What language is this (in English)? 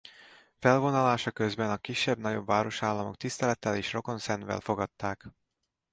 Hungarian